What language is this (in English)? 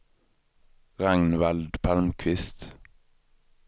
Swedish